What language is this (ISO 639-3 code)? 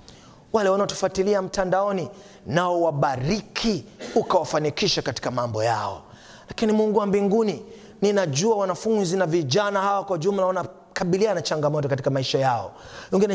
swa